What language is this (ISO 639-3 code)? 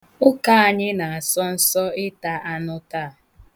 ibo